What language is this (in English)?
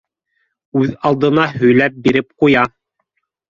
Bashkir